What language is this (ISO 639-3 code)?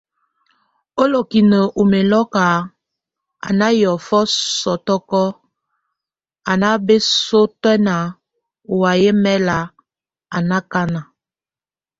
tvu